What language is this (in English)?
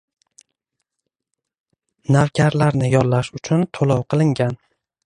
Uzbek